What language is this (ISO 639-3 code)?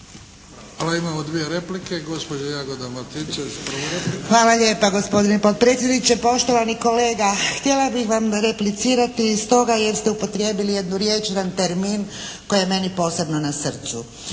hrv